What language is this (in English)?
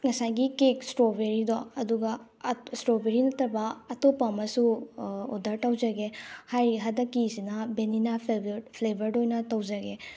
Manipuri